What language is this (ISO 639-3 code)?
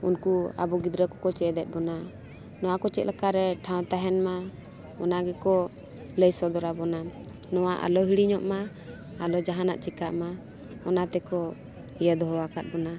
sat